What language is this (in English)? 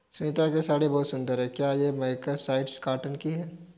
Hindi